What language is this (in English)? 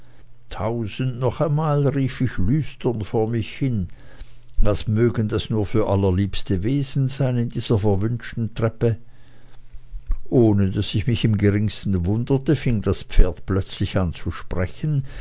German